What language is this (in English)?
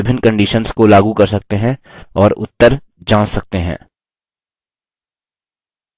Hindi